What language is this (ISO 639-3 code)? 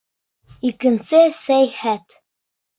bak